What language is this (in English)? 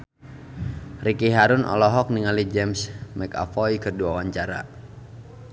Sundanese